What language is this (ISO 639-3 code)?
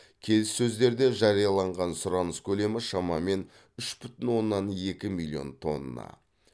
kaz